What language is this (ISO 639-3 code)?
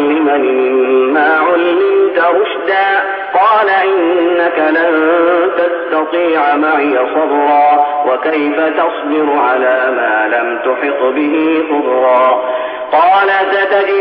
ara